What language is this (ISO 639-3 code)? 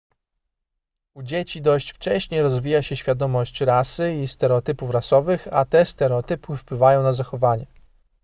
pol